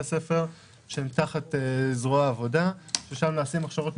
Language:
Hebrew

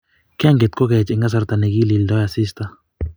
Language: Kalenjin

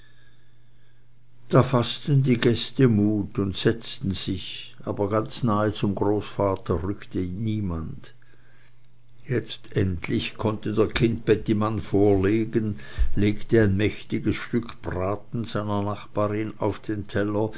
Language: German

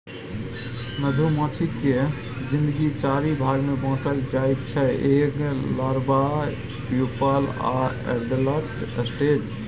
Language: Maithili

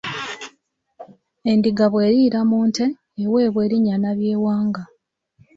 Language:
Ganda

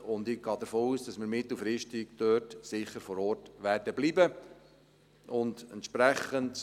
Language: Swiss German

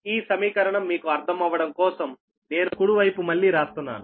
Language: Telugu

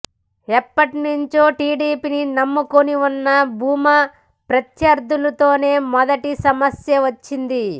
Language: Telugu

